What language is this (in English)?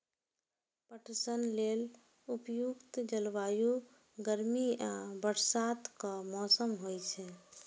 Maithili